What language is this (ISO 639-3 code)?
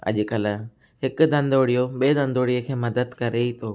snd